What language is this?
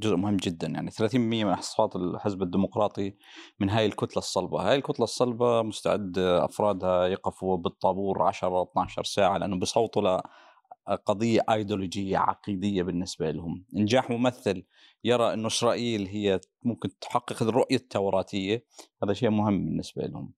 Arabic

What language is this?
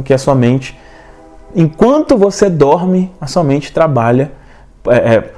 Portuguese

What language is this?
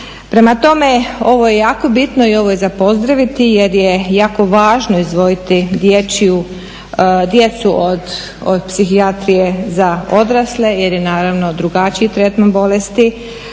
Croatian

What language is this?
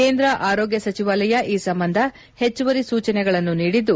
Kannada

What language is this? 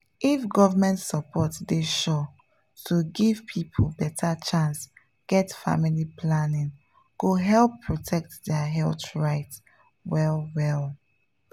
Nigerian Pidgin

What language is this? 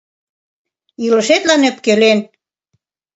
Mari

